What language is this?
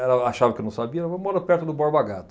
Portuguese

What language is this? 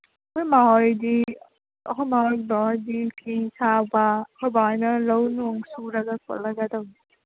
Manipuri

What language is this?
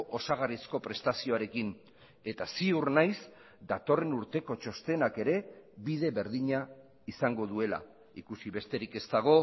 Basque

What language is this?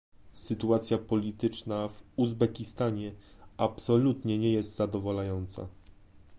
Polish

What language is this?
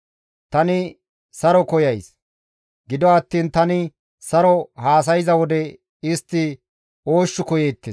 Gamo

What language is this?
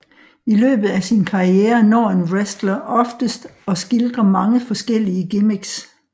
Danish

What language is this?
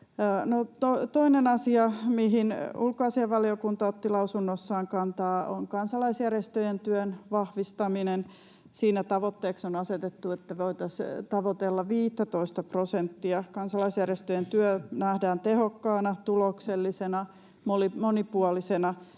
Finnish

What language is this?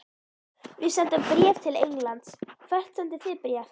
Icelandic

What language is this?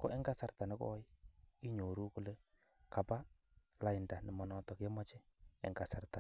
Kalenjin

